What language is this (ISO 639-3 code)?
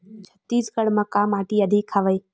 hne